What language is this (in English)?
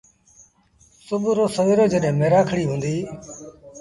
Sindhi Bhil